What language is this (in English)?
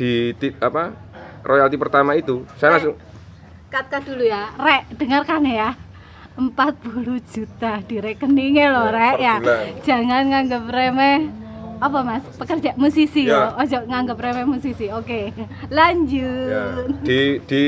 Indonesian